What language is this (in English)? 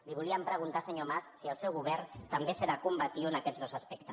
Catalan